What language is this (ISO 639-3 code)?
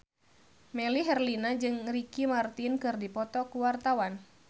sun